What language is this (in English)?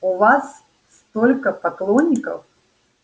Russian